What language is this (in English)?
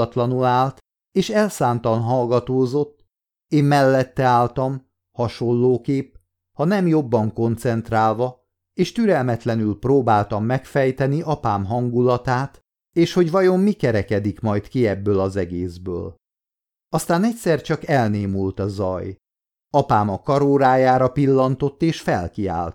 Hungarian